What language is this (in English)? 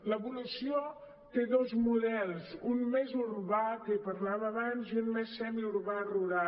Catalan